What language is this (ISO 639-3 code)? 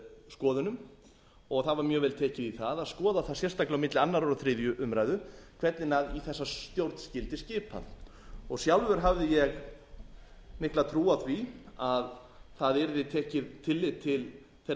isl